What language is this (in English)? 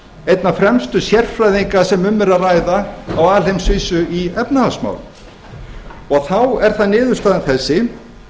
Icelandic